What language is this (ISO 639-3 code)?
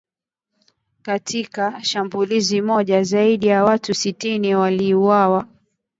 swa